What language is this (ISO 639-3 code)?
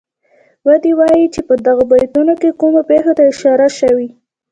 pus